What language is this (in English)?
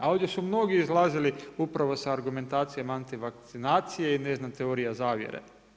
Croatian